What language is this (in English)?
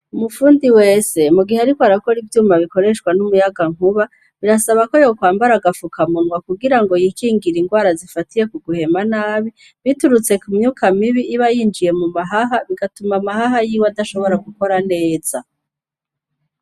Rundi